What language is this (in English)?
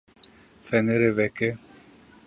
Kurdish